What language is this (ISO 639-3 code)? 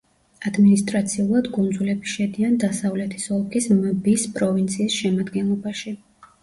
kat